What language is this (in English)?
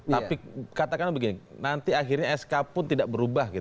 Indonesian